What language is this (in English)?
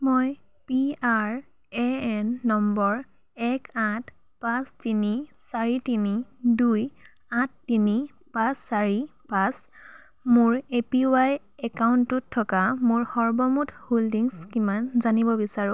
Assamese